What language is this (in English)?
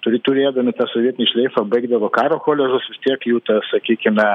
Lithuanian